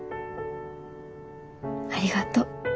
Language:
Japanese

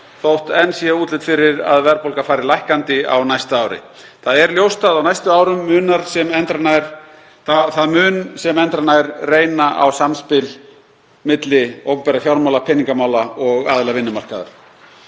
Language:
Icelandic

